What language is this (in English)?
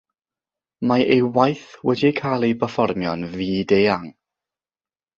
Welsh